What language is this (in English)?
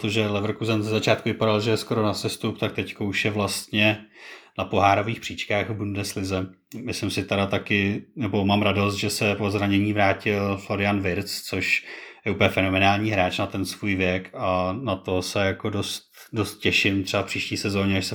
Czech